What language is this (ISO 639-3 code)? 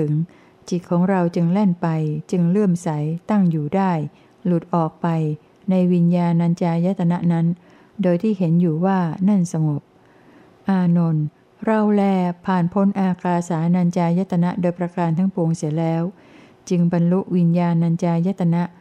tha